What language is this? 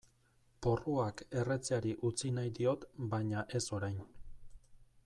Basque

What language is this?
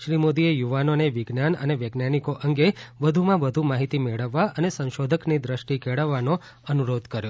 Gujarati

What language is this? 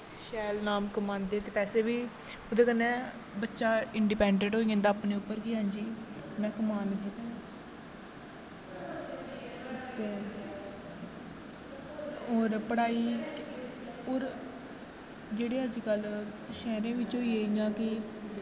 Dogri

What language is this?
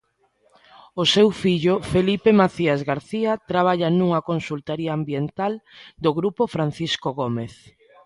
Galician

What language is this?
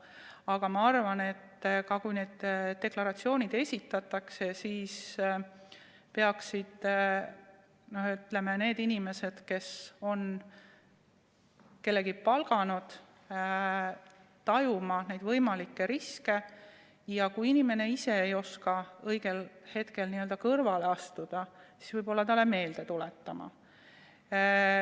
Estonian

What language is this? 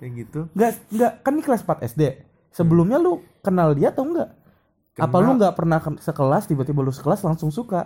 Indonesian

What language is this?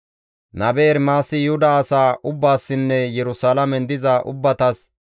Gamo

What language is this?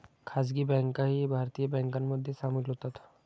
Marathi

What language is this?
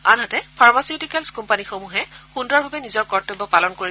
Assamese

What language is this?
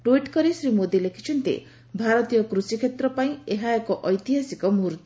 Odia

